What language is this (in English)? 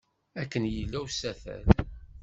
Kabyle